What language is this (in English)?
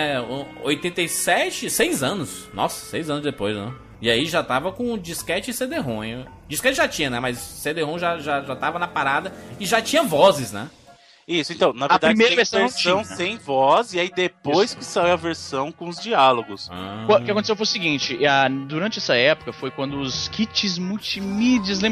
Portuguese